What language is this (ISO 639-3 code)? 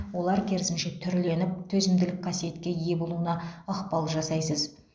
kaz